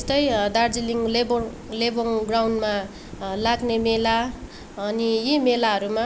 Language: Nepali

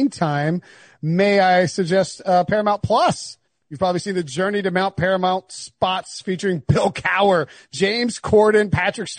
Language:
English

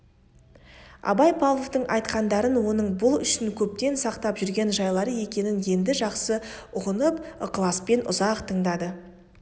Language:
Kazakh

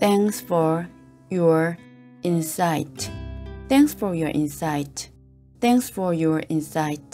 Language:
Korean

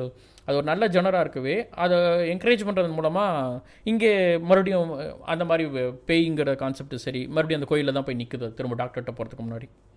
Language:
Tamil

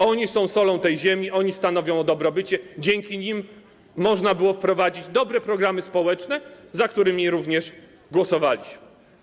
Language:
Polish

